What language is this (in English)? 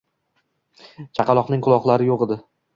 Uzbek